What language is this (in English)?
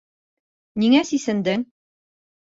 Bashkir